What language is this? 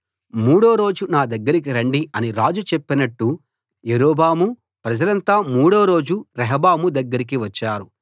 Telugu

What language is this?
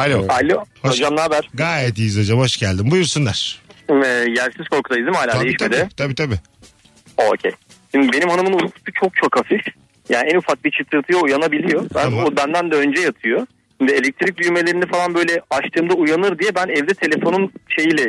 Turkish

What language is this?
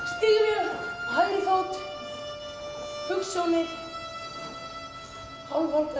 Icelandic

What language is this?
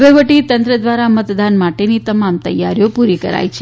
Gujarati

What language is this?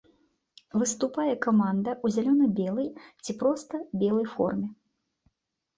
Belarusian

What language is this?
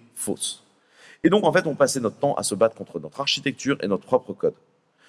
French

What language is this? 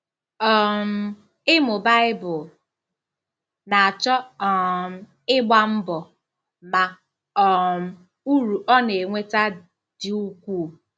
Igbo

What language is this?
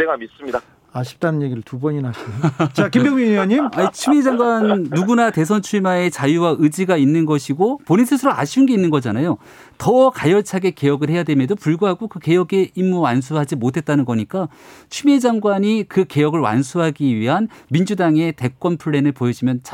Korean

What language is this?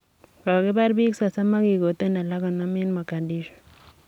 Kalenjin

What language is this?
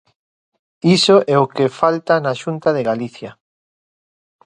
Galician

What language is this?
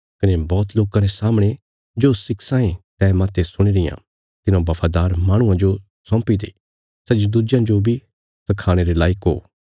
Bilaspuri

